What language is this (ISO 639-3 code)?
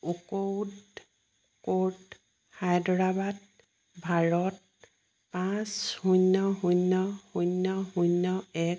asm